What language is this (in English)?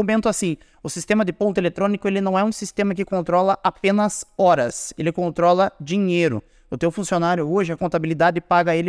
Portuguese